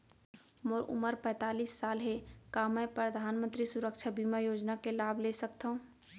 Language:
Chhattisgarhi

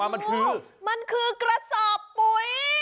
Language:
Thai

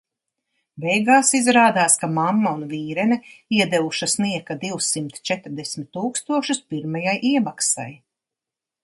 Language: Latvian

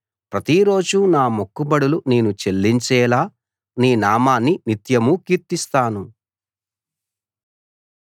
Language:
Telugu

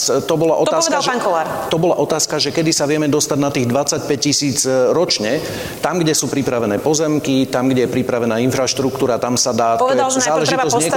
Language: Slovak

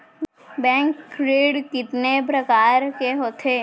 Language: Chhattisgarhi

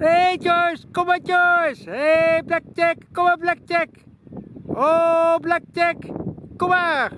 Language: Dutch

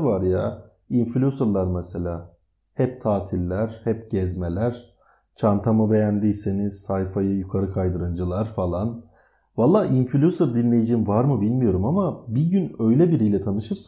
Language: Turkish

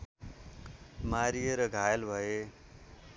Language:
Nepali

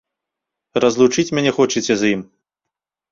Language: Belarusian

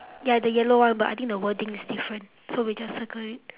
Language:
English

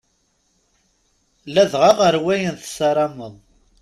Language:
Kabyle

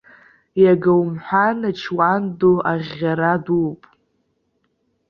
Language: Abkhazian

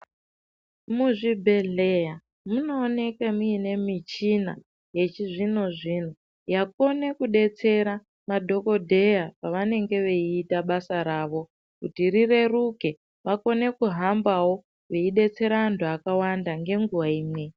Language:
Ndau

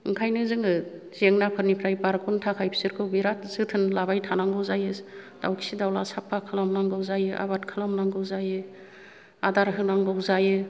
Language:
Bodo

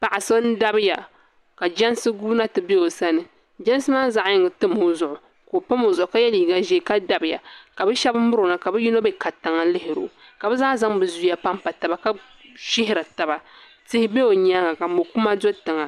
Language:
Dagbani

